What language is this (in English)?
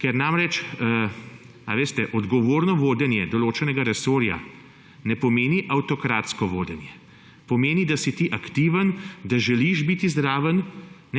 Slovenian